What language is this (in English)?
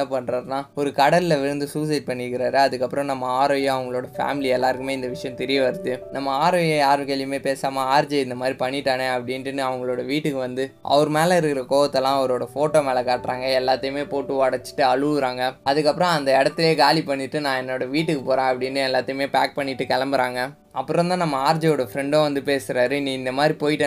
Tamil